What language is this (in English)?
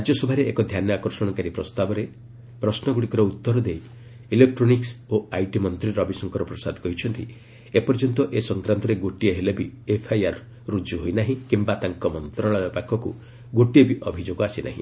Odia